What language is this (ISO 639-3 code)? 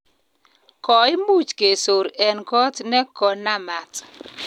kln